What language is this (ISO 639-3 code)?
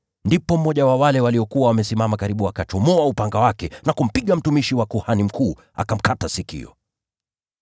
swa